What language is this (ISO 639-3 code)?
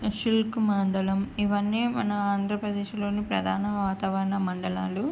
tel